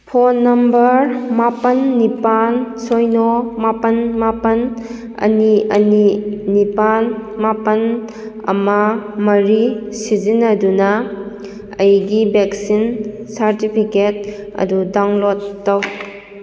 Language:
Manipuri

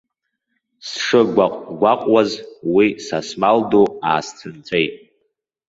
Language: Abkhazian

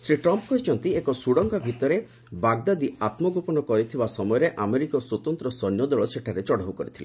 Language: Odia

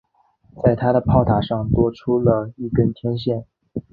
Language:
Chinese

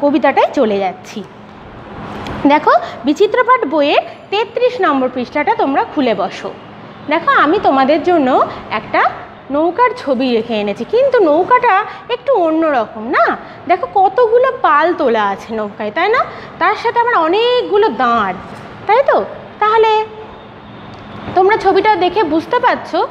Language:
Hindi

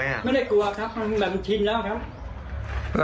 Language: Thai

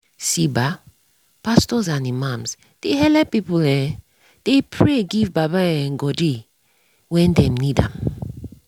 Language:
Nigerian Pidgin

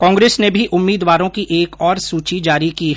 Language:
Hindi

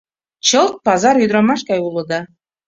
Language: Mari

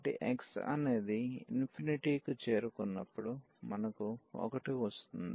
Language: Telugu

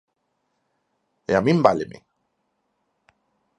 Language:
Galician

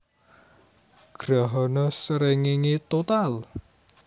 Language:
Javanese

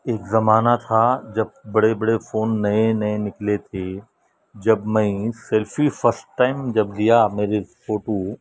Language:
Urdu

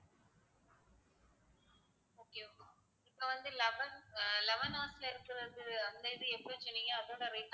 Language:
Tamil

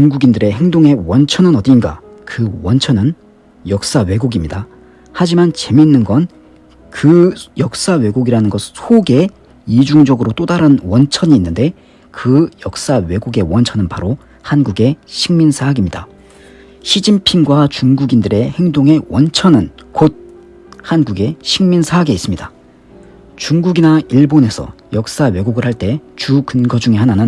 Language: Korean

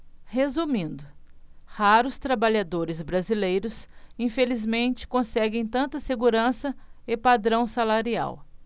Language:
Portuguese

